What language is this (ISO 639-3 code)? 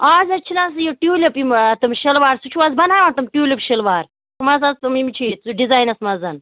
kas